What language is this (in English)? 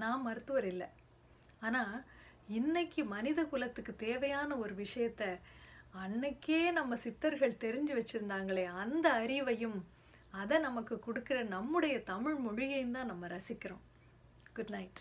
Tamil